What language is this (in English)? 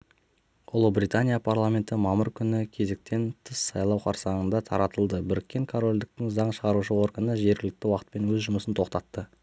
Kazakh